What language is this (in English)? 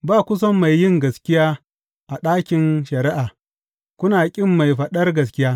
Hausa